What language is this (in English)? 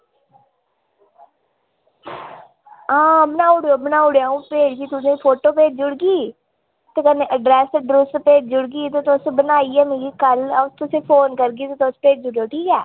Dogri